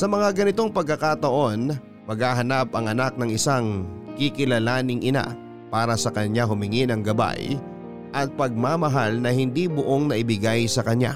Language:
Filipino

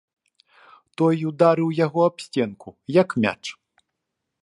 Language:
Belarusian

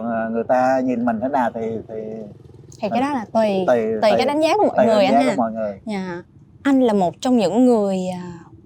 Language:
Vietnamese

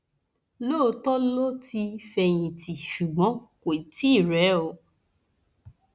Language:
Yoruba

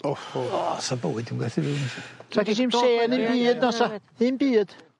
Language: Welsh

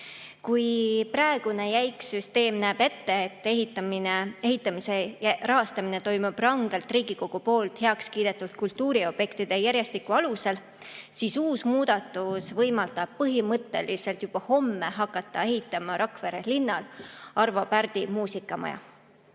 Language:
Estonian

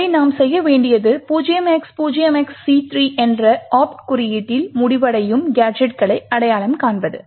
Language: Tamil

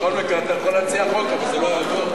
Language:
Hebrew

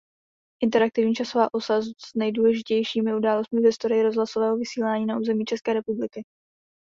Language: Czech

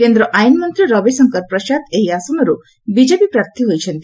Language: Odia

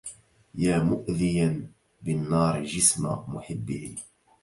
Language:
Arabic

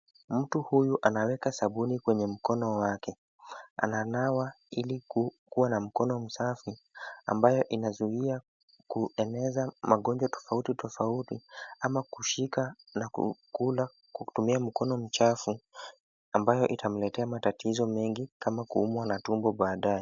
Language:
Swahili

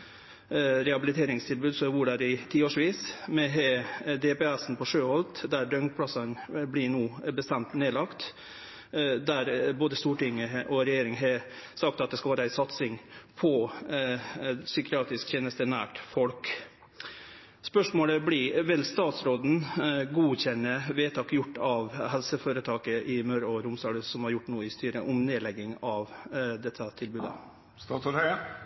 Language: Norwegian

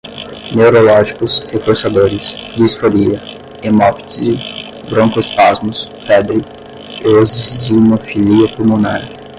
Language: Portuguese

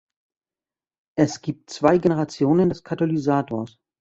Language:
German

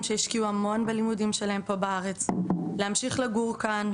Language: Hebrew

